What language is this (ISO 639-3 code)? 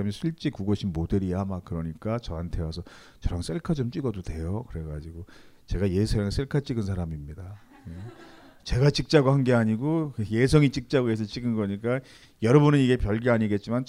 kor